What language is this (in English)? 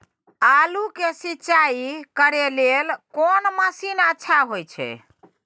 Maithili